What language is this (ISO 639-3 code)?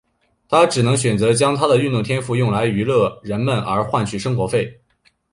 zho